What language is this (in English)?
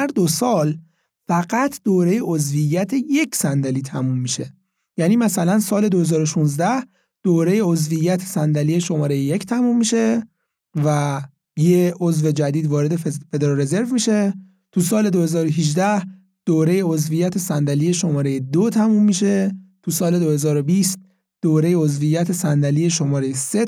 Persian